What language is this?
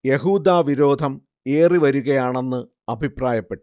Malayalam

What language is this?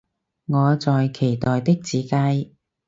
Cantonese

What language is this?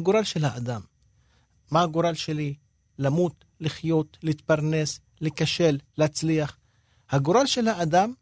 Hebrew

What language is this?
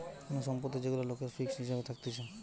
Bangla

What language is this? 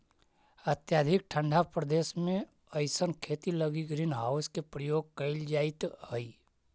Magahi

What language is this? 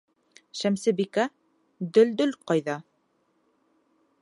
Bashkir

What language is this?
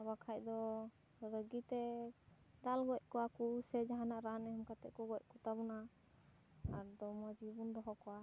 Santali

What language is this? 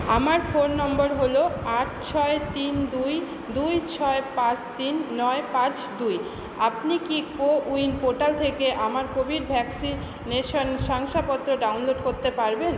Bangla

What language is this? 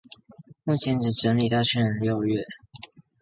Chinese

